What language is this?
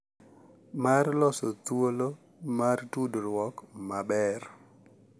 Luo (Kenya and Tanzania)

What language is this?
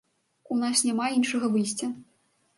Belarusian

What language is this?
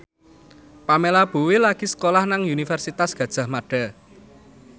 Javanese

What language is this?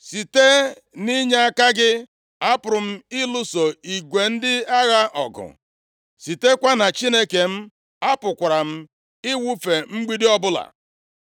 Igbo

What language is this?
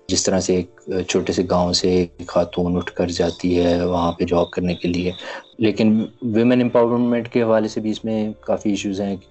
Urdu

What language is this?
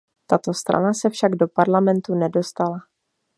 Czech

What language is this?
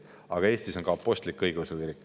Estonian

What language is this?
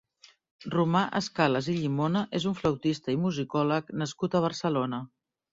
Catalan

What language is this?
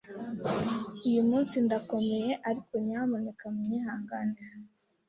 Kinyarwanda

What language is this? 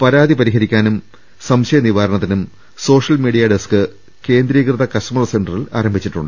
Malayalam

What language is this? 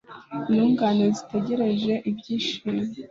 Kinyarwanda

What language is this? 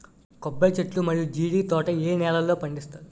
Telugu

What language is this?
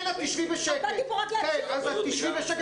Hebrew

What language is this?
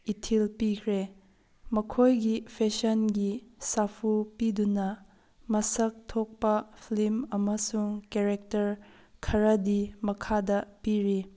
Manipuri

